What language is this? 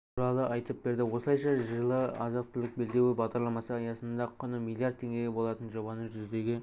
Kazakh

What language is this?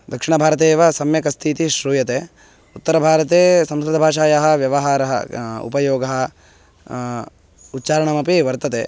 Sanskrit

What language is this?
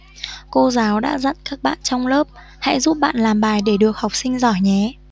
Vietnamese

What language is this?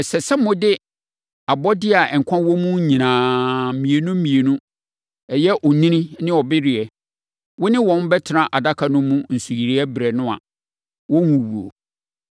Akan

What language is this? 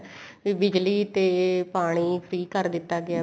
Punjabi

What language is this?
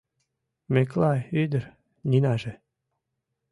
Mari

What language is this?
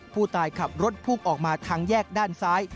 Thai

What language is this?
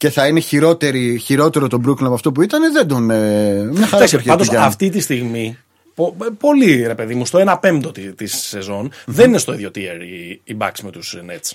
Greek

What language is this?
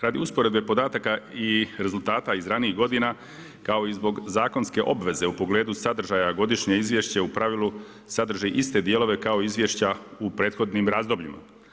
Croatian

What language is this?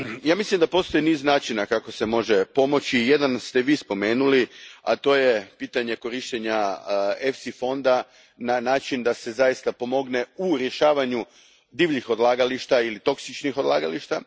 Croatian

